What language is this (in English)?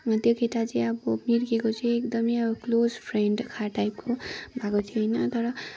Nepali